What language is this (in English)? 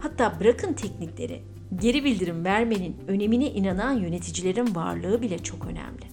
Turkish